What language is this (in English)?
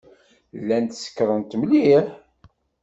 Kabyle